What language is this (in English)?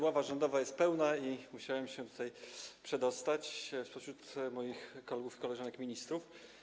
Polish